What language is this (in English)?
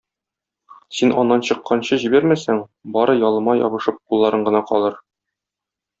Tatar